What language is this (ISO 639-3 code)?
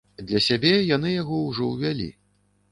bel